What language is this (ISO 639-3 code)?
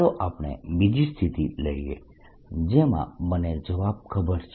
guj